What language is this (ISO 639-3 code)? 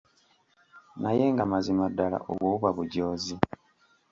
lug